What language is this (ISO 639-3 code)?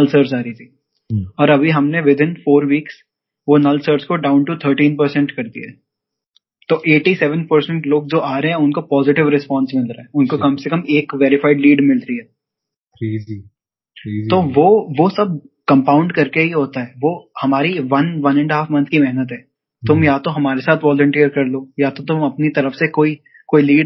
hin